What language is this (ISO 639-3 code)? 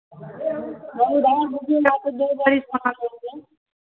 hin